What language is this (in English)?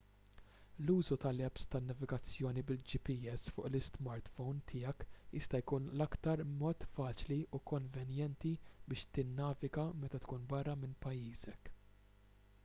Maltese